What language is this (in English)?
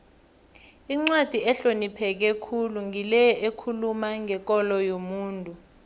South Ndebele